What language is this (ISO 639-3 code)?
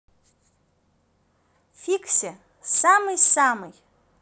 rus